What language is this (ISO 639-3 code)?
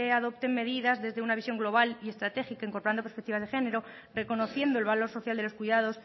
spa